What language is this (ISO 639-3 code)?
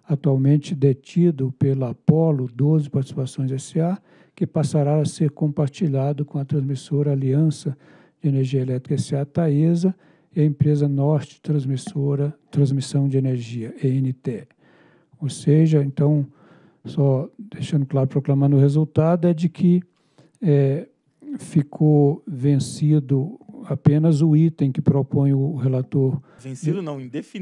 por